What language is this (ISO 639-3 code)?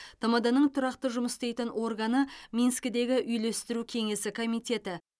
kaz